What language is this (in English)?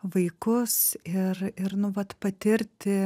Lithuanian